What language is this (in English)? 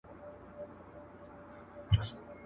Pashto